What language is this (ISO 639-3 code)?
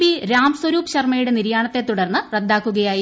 mal